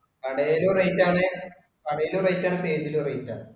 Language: Malayalam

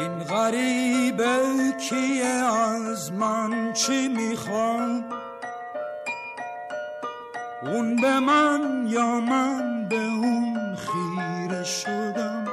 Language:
Persian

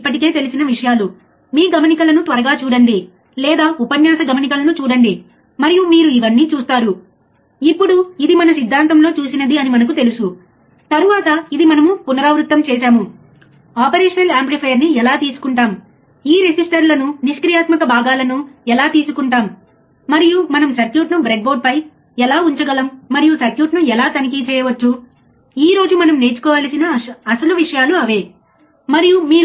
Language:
Telugu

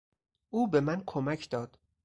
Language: Persian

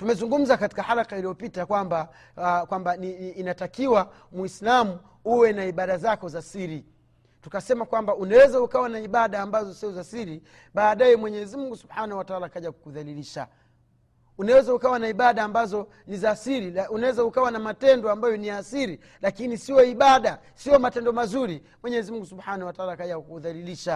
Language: Swahili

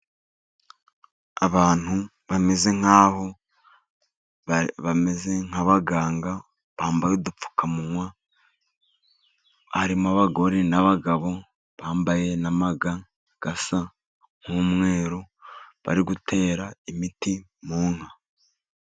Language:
Kinyarwanda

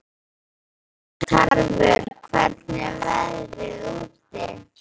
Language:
Icelandic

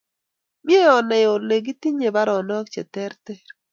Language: Kalenjin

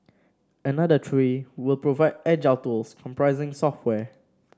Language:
English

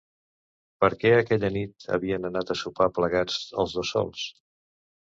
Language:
Catalan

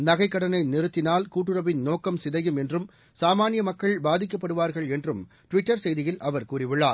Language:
Tamil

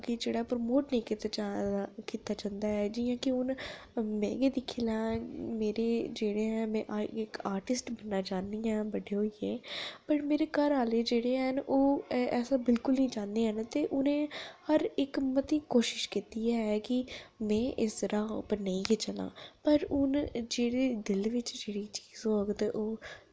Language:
Dogri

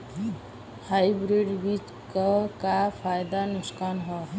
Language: Bhojpuri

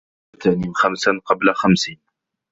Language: Arabic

